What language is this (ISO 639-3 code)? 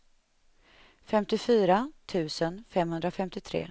swe